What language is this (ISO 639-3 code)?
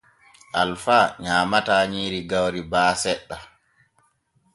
fue